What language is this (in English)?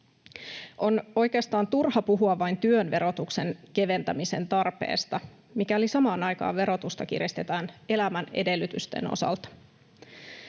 Finnish